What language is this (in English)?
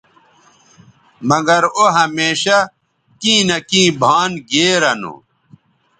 Bateri